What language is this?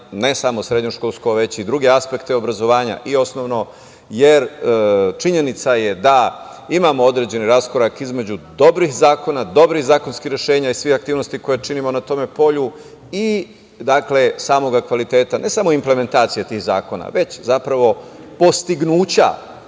Serbian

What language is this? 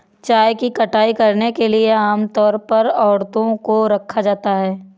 Hindi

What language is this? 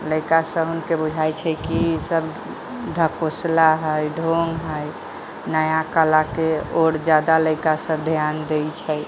Maithili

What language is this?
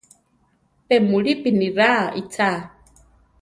Central Tarahumara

